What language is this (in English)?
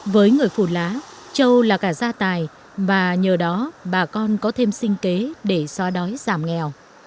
Vietnamese